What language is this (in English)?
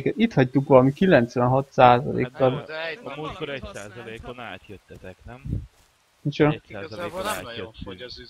Hungarian